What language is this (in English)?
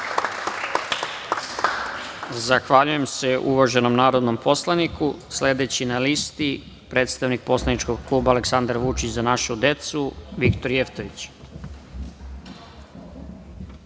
Serbian